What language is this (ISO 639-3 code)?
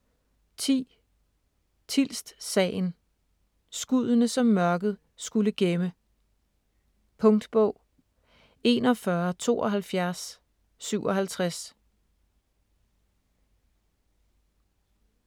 dan